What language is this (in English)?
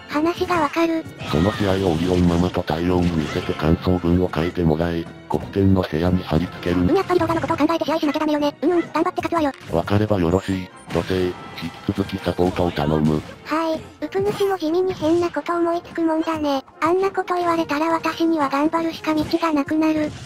Japanese